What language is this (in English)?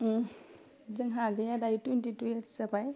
Bodo